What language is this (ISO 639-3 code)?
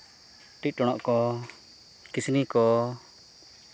sat